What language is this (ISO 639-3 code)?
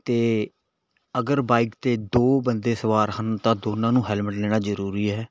pan